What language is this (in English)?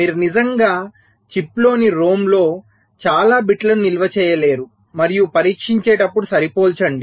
Telugu